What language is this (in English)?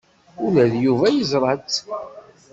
Kabyle